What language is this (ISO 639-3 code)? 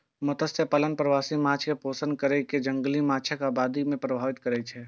mai